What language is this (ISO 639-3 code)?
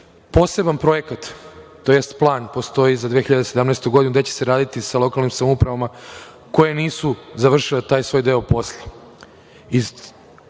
srp